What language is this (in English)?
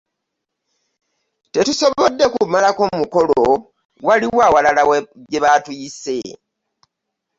Ganda